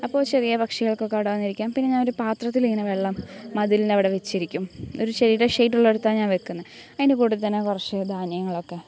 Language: Malayalam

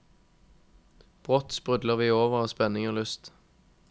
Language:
Norwegian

